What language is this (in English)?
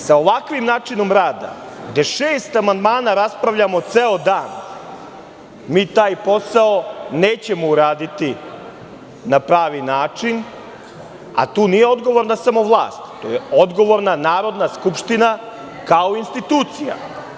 Serbian